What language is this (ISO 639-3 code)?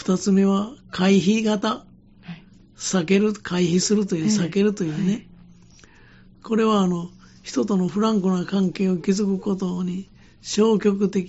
jpn